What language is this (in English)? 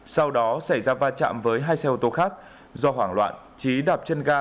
Vietnamese